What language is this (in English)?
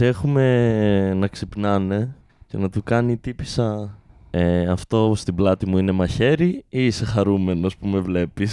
Greek